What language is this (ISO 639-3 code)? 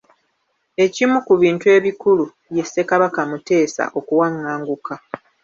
lug